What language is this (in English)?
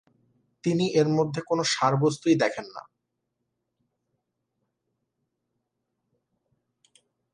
Bangla